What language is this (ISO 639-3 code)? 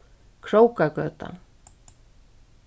fao